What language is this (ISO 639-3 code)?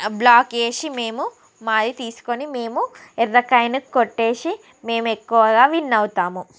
tel